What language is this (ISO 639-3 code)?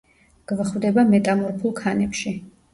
kat